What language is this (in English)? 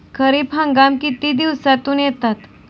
Marathi